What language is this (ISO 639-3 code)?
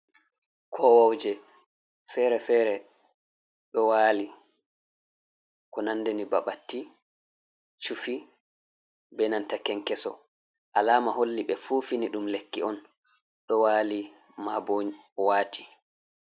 ful